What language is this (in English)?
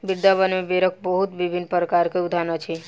Maithili